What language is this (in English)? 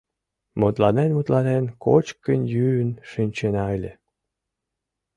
Mari